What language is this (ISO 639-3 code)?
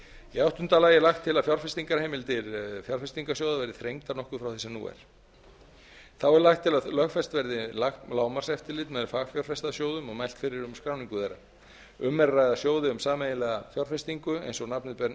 isl